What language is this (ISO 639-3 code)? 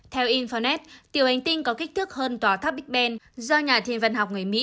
vie